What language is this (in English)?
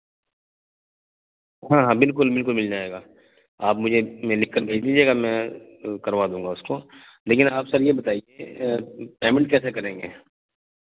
Urdu